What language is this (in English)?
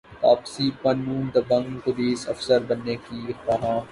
Urdu